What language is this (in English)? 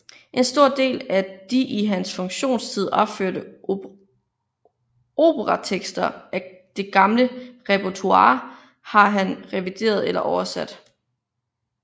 Danish